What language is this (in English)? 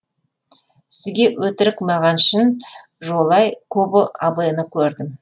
Kazakh